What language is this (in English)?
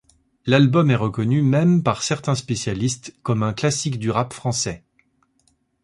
French